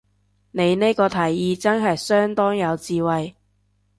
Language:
Cantonese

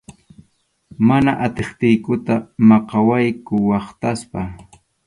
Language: Arequipa-La Unión Quechua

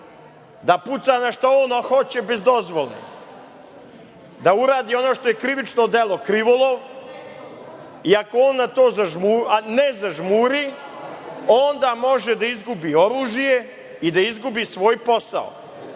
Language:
Serbian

